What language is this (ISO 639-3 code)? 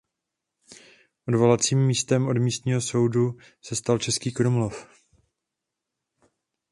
ces